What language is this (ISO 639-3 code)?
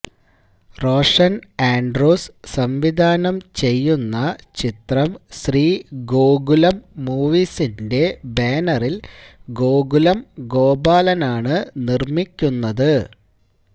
mal